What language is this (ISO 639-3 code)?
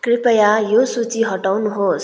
nep